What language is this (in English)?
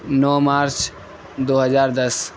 Urdu